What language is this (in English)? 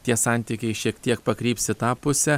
Lithuanian